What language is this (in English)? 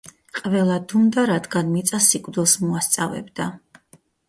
Georgian